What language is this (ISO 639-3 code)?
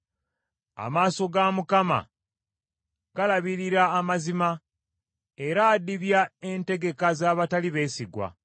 lug